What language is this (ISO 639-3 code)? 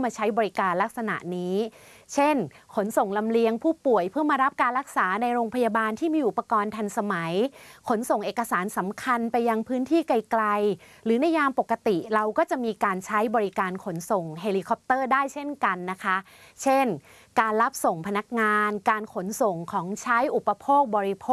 tha